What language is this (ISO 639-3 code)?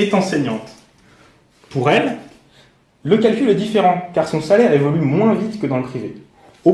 fra